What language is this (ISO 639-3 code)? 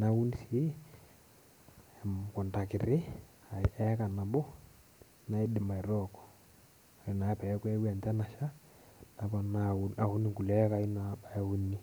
mas